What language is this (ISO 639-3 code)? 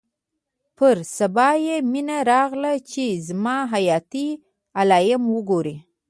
pus